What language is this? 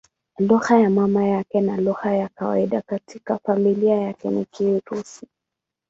Swahili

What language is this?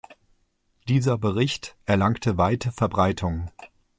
German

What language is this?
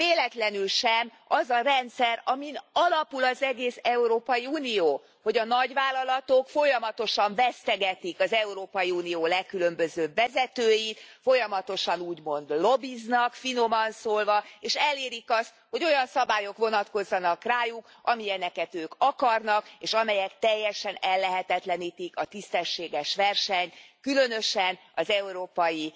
Hungarian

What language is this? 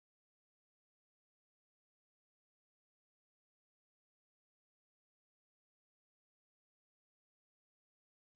Punjabi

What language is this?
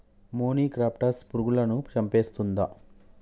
Telugu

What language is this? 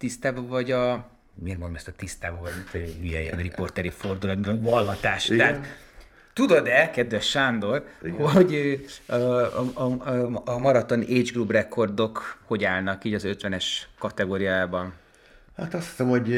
Hungarian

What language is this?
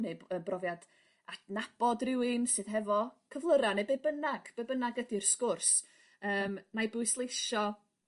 Welsh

